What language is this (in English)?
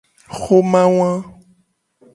Gen